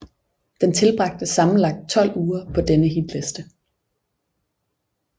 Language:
Danish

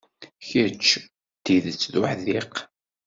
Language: Kabyle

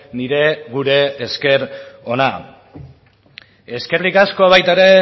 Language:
Basque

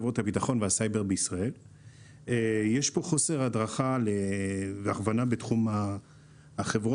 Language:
Hebrew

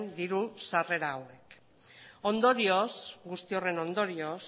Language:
Basque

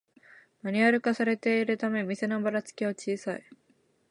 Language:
Japanese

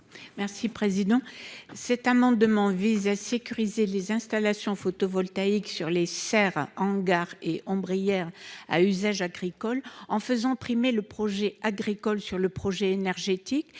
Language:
French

